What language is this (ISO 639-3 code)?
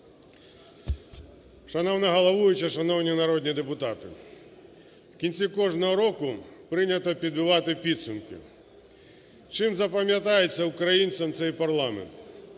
ukr